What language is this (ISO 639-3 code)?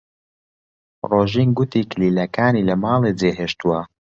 ckb